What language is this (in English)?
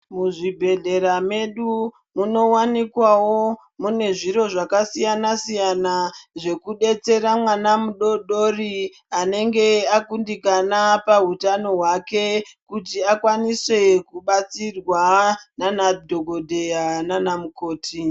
Ndau